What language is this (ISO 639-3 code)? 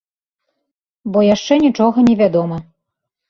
bel